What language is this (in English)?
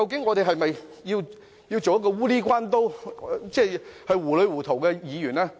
Cantonese